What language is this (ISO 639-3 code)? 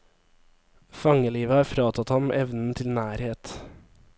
nor